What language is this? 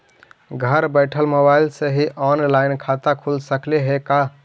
Magahi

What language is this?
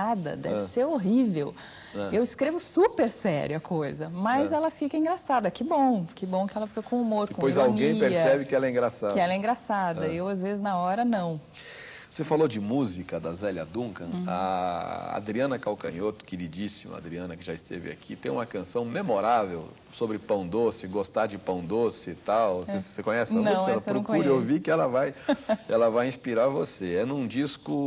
Portuguese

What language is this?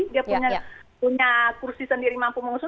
Indonesian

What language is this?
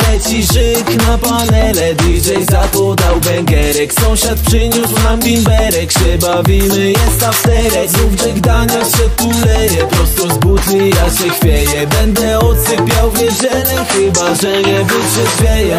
Polish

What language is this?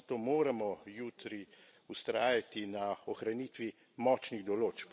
Slovenian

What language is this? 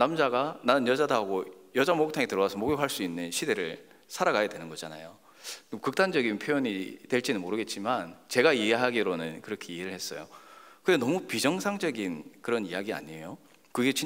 Korean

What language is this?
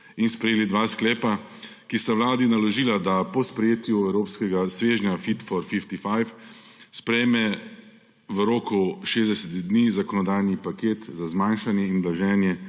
Slovenian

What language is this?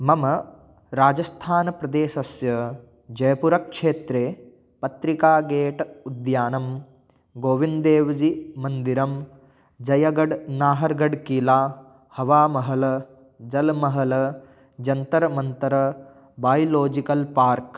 Sanskrit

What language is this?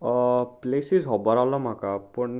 Konkani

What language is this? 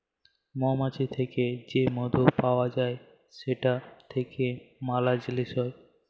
Bangla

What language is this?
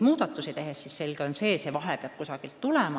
Estonian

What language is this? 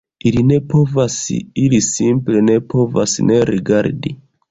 Esperanto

